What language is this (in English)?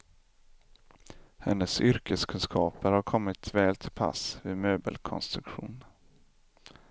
Swedish